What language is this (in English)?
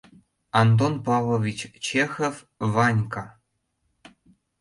Mari